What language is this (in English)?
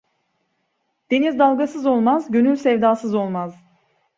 Turkish